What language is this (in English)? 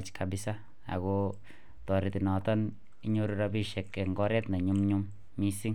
Kalenjin